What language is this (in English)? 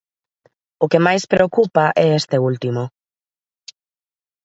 Galician